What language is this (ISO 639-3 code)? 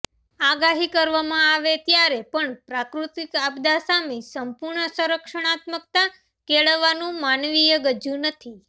guj